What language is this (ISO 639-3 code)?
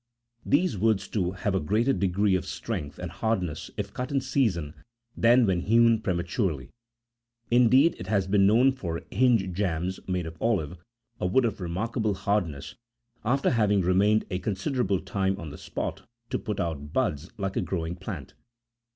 eng